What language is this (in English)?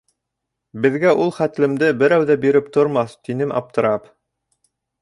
Bashkir